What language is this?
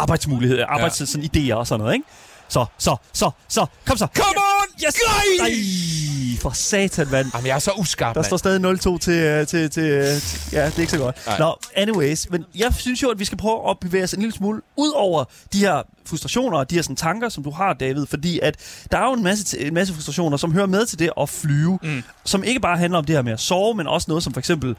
Danish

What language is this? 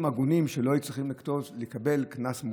Hebrew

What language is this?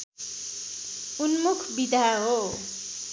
Nepali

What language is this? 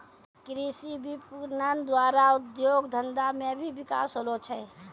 Maithili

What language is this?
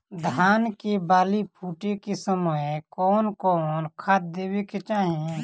Bhojpuri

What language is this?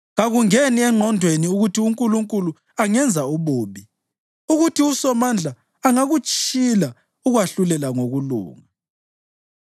North Ndebele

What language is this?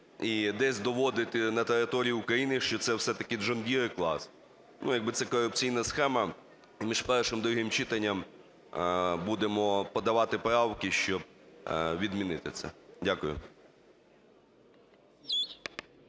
Ukrainian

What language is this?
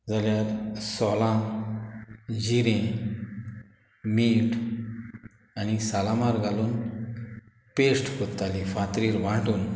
Konkani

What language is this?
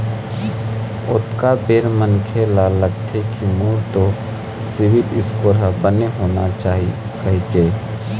Chhattisgarhi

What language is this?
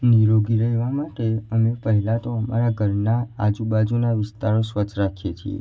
Gujarati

